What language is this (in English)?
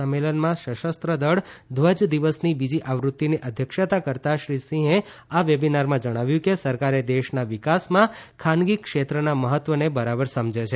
Gujarati